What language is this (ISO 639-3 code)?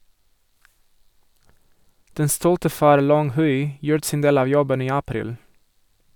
nor